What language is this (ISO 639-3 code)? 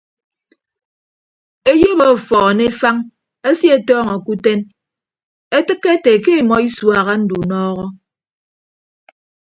ibb